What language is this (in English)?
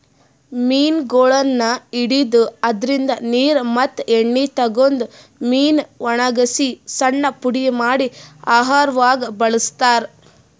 Kannada